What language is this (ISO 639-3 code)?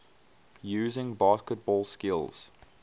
eng